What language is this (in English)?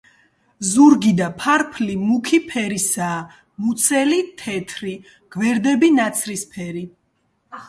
Georgian